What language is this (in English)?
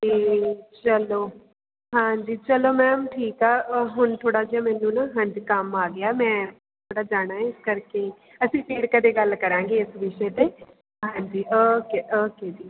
Punjabi